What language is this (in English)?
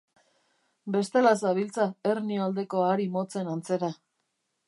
Basque